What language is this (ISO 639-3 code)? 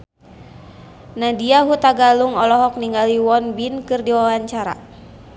sun